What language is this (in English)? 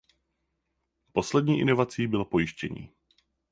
Czech